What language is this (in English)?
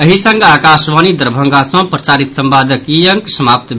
Maithili